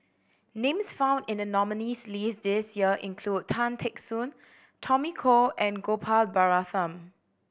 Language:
English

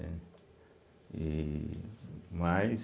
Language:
Portuguese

